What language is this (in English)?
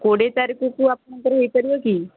Odia